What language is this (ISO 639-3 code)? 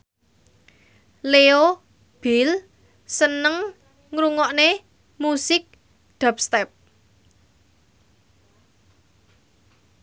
jav